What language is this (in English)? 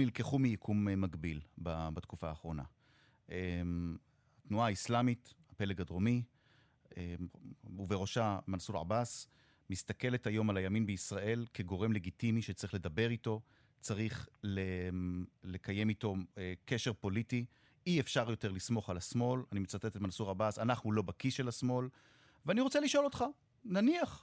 Hebrew